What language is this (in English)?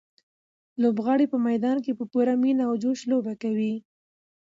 Pashto